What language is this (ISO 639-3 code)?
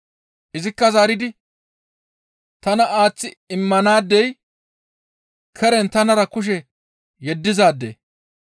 gmv